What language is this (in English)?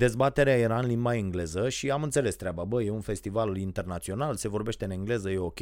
Romanian